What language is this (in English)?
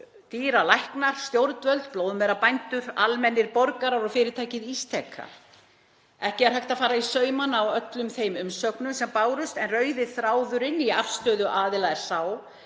Icelandic